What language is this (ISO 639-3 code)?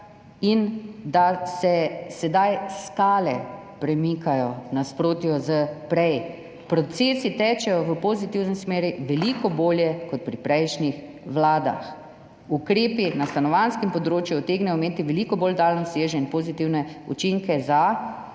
slv